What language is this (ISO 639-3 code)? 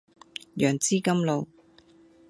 yue